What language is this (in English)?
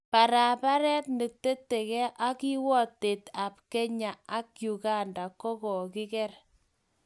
Kalenjin